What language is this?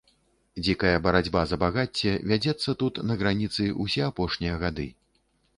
Belarusian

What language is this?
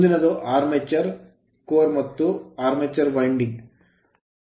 Kannada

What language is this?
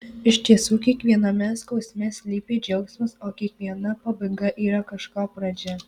Lithuanian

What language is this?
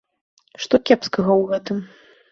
Belarusian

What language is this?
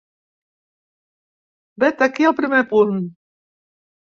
Catalan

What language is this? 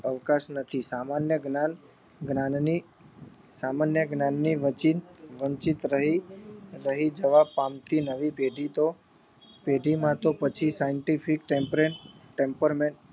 Gujarati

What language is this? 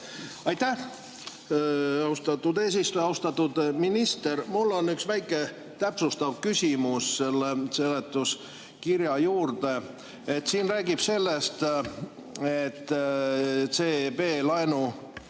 Estonian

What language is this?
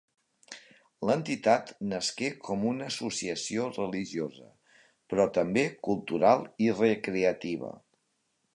Catalan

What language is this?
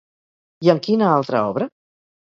Catalan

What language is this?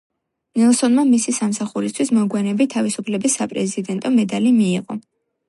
Georgian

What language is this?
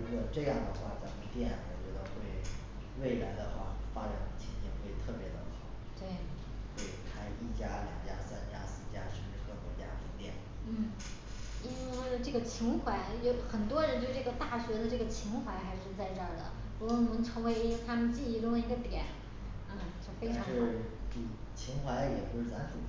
Chinese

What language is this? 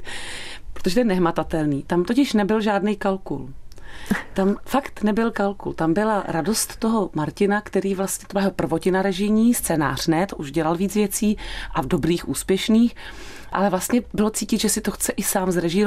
Czech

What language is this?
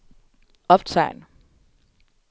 Danish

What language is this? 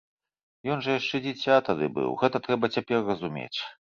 Belarusian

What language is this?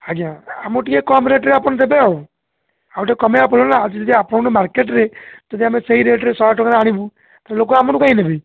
Odia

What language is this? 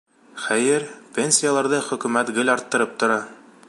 Bashkir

